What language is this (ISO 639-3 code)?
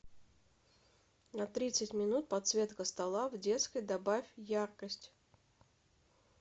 rus